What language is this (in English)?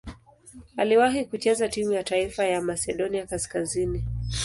Swahili